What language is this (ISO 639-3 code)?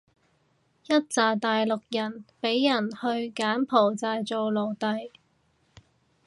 yue